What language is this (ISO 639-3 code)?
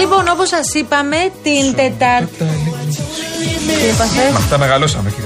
ell